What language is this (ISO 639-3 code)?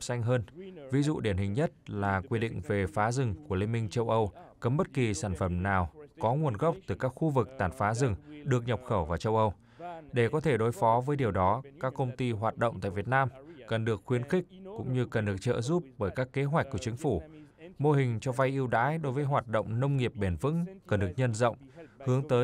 vie